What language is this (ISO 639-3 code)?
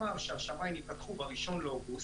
heb